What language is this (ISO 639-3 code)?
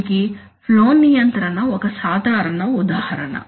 tel